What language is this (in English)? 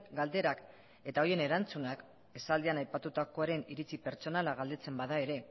Basque